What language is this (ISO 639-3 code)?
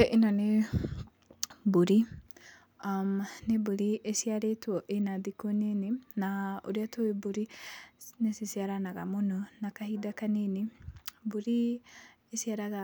kik